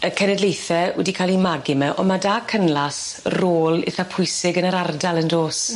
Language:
Welsh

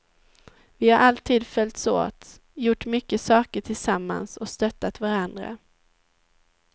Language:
Swedish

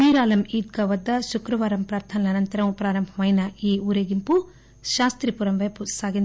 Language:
Telugu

